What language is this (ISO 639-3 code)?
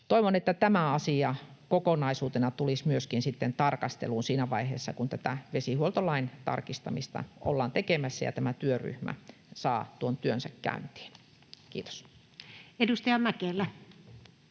fin